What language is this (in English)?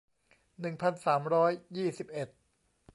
Thai